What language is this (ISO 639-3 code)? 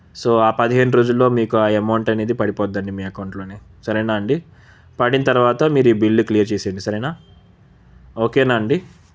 tel